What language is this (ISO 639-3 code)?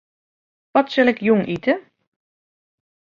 fry